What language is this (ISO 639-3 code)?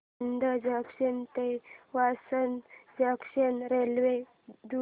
mar